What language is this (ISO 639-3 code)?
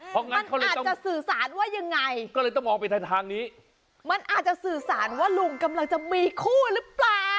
tha